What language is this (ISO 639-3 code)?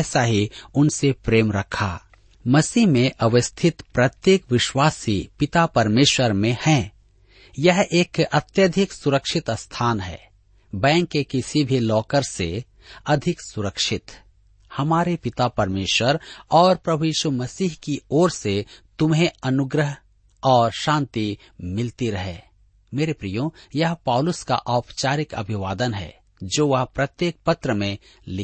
hin